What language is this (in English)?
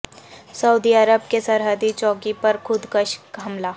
Urdu